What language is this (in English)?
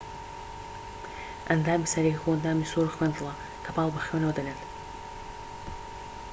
Central Kurdish